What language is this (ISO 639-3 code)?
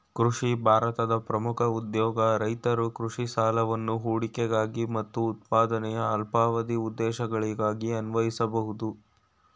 kan